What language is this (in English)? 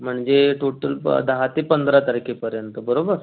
Marathi